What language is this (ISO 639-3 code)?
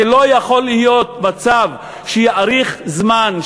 heb